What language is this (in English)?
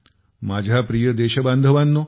Marathi